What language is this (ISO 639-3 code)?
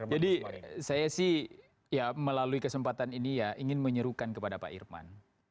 ind